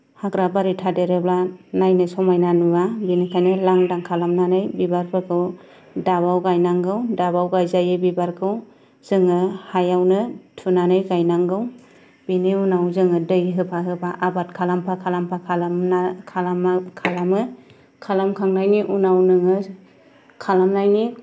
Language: Bodo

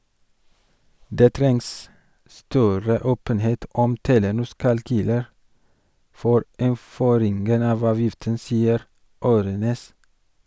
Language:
Norwegian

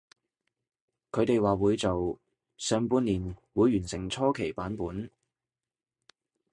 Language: Cantonese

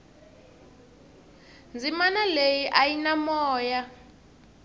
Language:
Tsonga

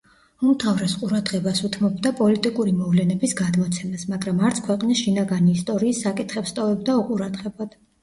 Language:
Georgian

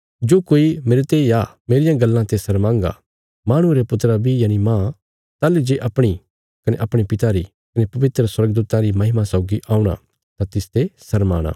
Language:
Bilaspuri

